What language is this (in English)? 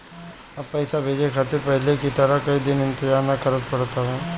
Bhojpuri